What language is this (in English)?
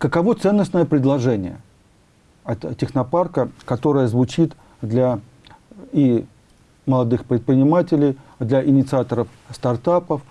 Russian